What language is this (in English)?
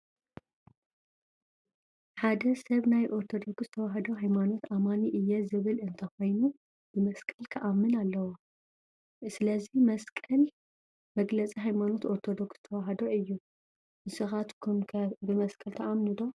Tigrinya